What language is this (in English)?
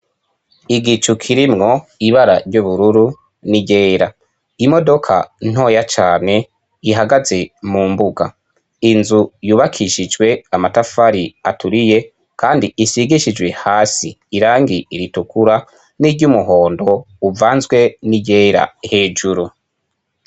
Rundi